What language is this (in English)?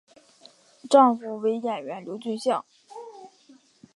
Chinese